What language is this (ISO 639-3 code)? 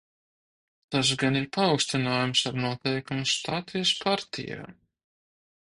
lav